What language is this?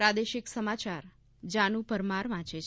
Gujarati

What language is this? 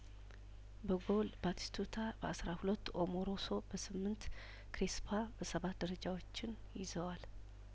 Amharic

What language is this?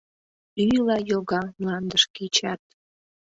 Mari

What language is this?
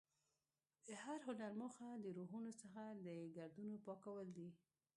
Pashto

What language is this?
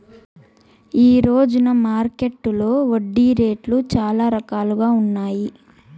Telugu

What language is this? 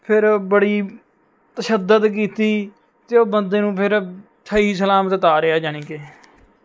Punjabi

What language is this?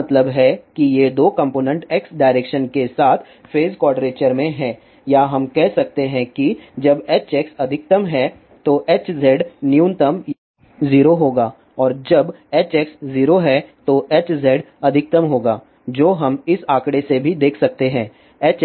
Hindi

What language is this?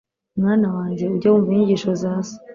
Kinyarwanda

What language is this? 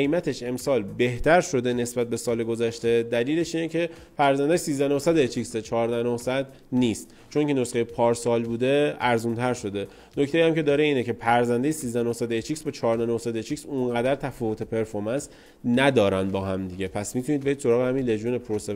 Persian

